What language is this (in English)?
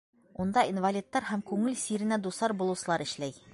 Bashkir